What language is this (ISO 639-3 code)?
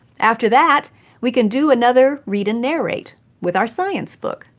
eng